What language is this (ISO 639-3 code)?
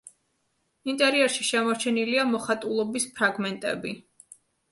kat